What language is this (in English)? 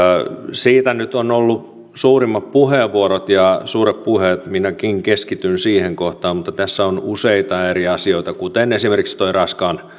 Finnish